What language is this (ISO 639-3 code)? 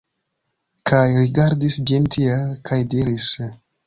epo